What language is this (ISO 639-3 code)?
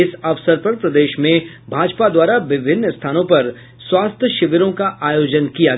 hin